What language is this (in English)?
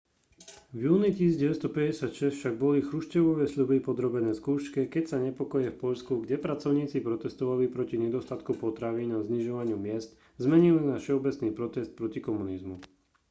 Slovak